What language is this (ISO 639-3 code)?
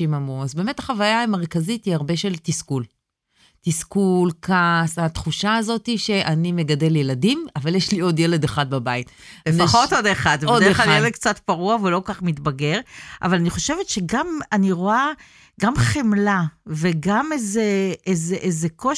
heb